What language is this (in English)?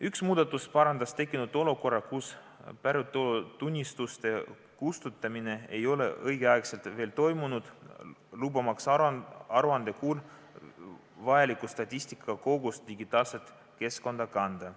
Estonian